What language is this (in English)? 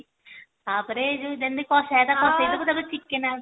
Odia